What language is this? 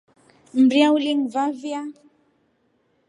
Rombo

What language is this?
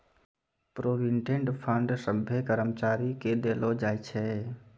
Maithili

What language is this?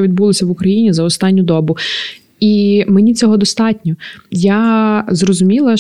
Ukrainian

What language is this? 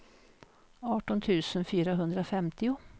Swedish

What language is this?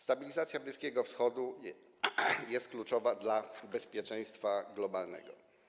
Polish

